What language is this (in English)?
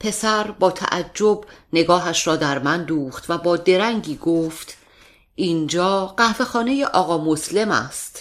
Persian